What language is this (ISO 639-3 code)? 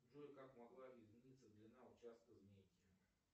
rus